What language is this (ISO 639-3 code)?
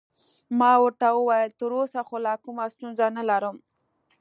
pus